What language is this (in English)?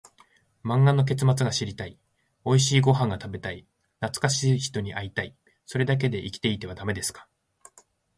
Japanese